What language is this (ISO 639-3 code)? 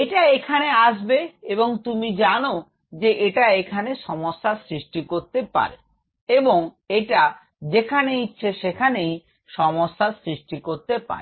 ben